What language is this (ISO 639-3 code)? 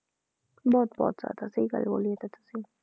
pan